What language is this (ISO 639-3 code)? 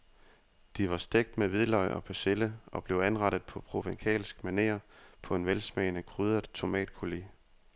dan